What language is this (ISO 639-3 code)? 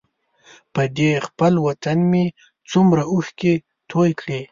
pus